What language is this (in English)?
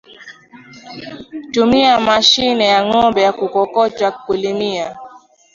Swahili